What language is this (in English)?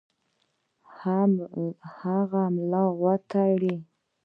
Pashto